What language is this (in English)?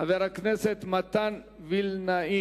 Hebrew